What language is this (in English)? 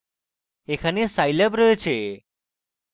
Bangla